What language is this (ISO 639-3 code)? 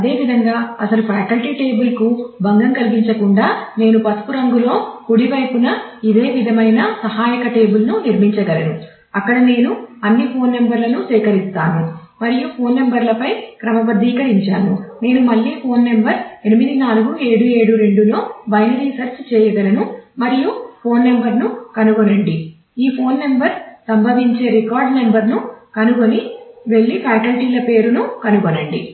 tel